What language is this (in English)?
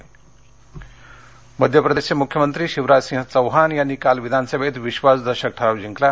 Marathi